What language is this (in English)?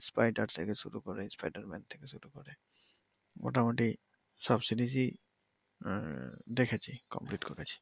Bangla